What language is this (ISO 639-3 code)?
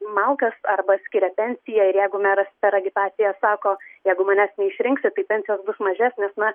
lit